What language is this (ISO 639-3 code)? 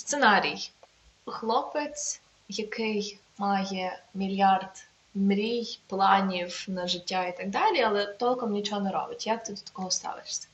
ukr